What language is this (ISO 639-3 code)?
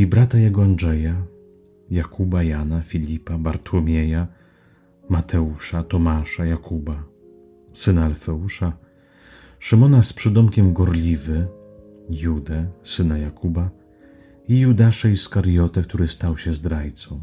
pol